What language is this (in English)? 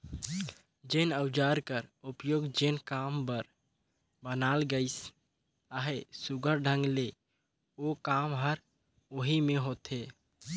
Chhattisgarhi